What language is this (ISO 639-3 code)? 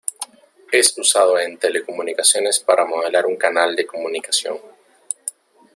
spa